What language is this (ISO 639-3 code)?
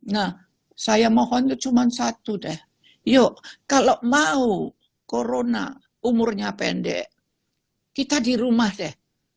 ind